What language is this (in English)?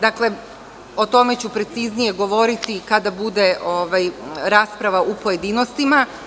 Serbian